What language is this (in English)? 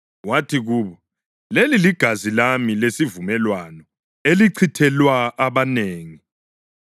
North Ndebele